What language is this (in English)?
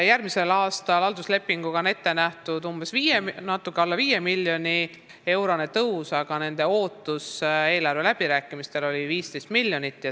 Estonian